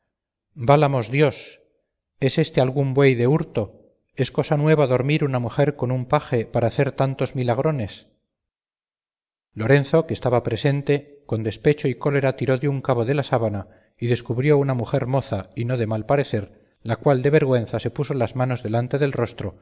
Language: Spanish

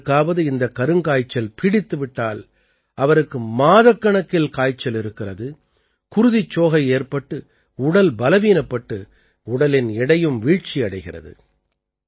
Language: Tamil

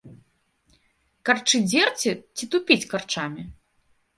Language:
Belarusian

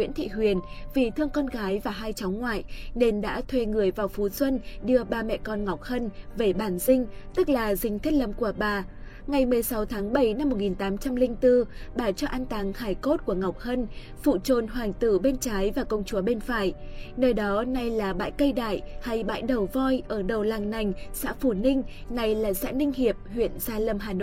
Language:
Vietnamese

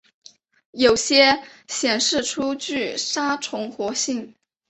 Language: Chinese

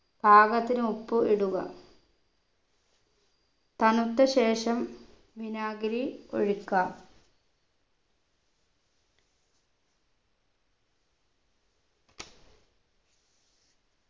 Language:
Malayalam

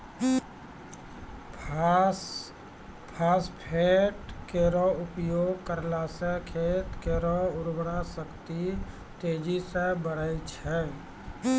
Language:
Maithili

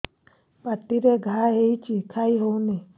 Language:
Odia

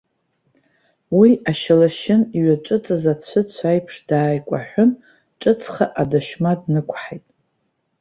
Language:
Abkhazian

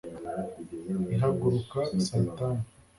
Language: Kinyarwanda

